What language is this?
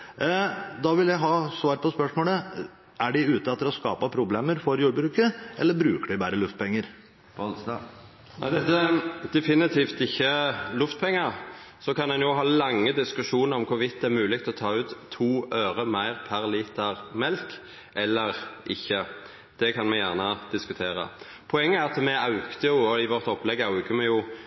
Norwegian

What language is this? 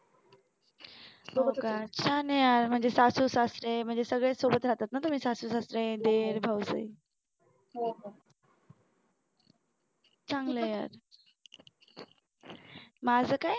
Marathi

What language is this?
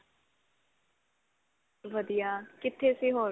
Punjabi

